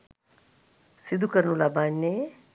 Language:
Sinhala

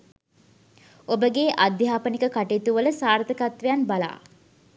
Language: Sinhala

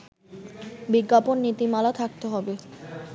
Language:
Bangla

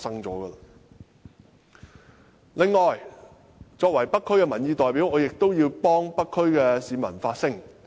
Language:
Cantonese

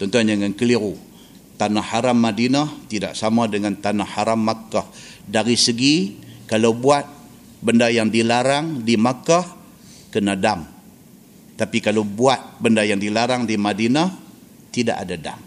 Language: Malay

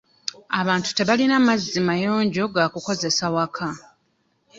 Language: Ganda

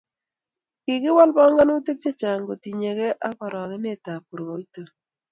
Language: Kalenjin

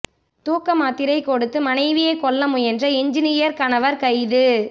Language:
Tamil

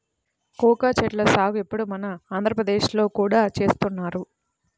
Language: Telugu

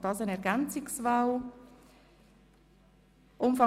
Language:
Swiss German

